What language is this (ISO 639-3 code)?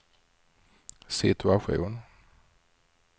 swe